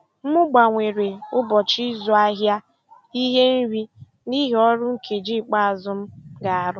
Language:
Igbo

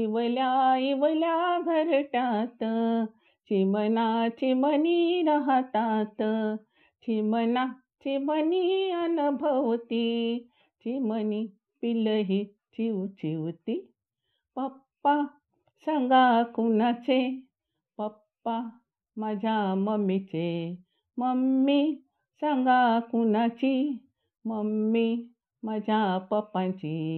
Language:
Marathi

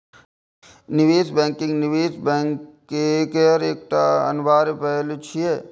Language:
Maithili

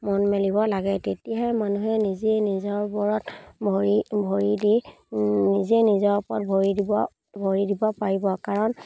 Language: Assamese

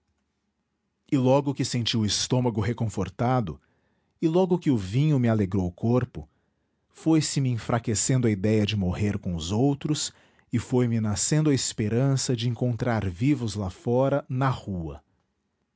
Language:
Portuguese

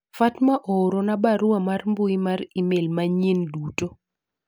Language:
Luo (Kenya and Tanzania)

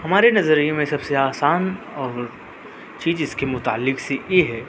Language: Urdu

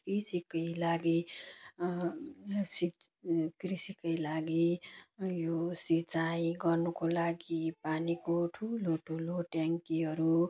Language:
Nepali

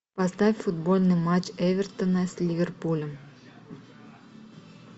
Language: Russian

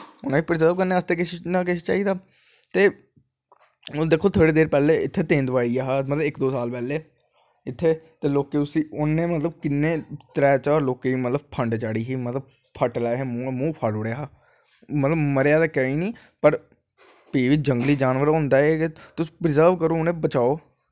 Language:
Dogri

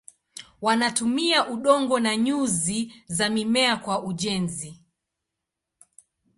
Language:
Swahili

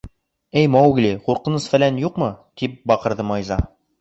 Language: Bashkir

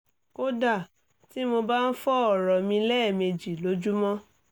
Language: Yoruba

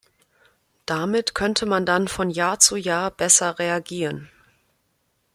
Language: German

